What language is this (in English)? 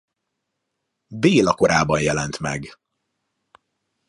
Hungarian